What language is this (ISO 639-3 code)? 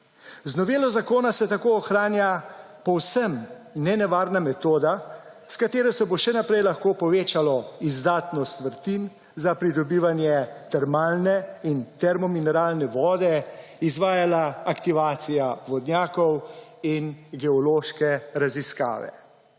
slv